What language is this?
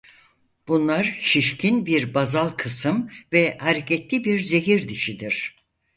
Turkish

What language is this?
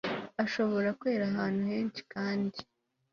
Kinyarwanda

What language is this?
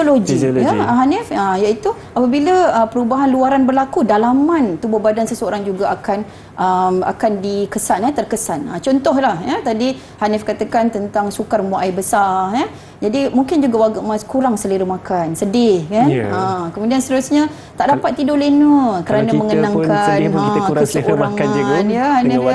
Malay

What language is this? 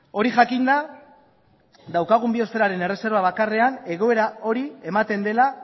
Basque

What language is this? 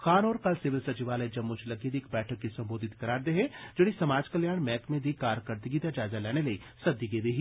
Dogri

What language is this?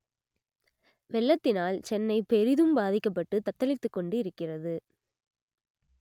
Tamil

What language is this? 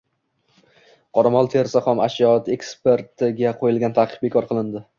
Uzbek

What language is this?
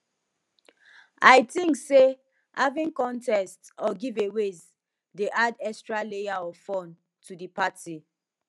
Nigerian Pidgin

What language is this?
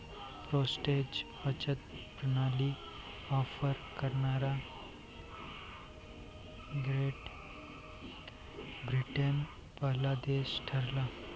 Marathi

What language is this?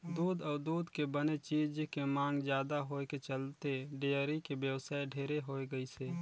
Chhattisgarhi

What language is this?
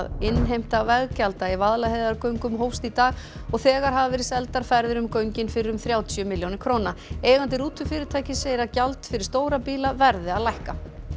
Icelandic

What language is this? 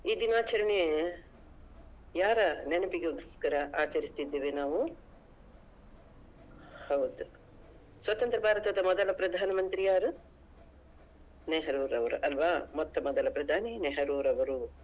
Kannada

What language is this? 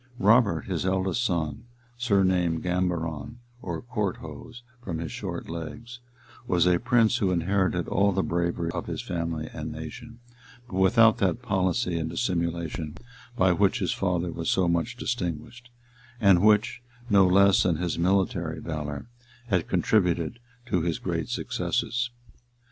English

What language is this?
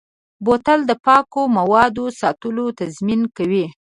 Pashto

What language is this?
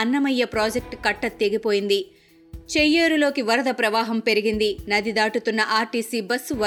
Telugu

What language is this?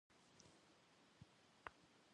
Kabardian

